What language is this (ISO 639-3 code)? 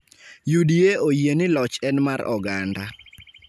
luo